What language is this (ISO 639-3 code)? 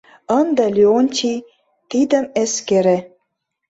chm